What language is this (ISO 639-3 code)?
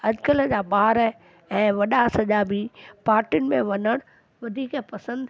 snd